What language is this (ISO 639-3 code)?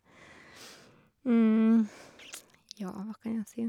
nor